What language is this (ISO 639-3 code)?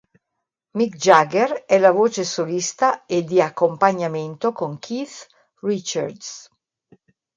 ita